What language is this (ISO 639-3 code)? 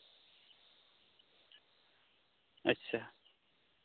sat